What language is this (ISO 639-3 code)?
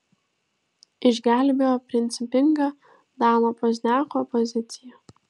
lit